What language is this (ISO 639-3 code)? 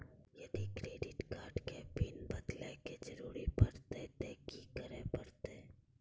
mai